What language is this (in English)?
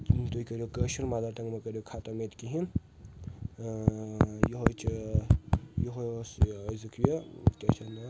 Kashmiri